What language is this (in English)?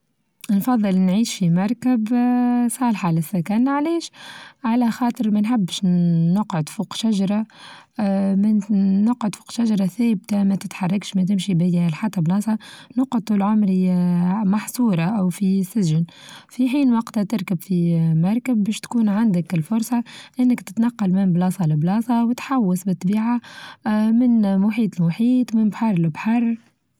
Tunisian Arabic